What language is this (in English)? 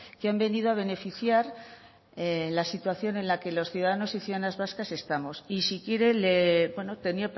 Spanish